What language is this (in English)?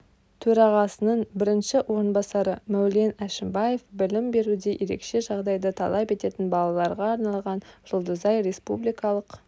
Kazakh